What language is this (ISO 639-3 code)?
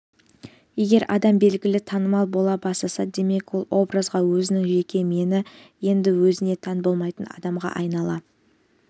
kaz